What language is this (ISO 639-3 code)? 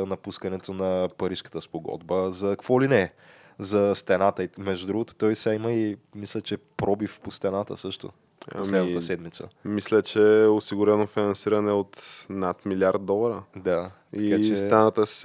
bul